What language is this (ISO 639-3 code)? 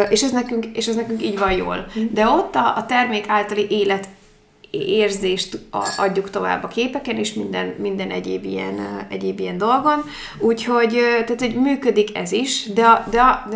hun